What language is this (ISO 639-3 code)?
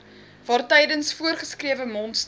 afr